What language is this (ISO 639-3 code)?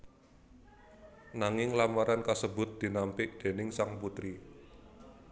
jav